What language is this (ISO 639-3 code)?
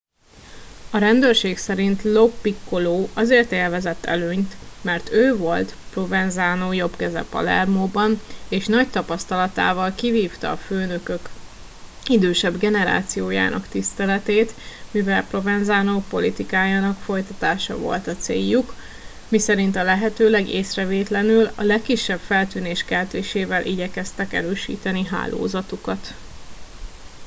hun